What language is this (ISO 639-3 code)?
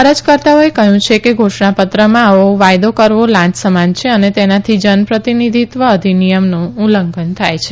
guj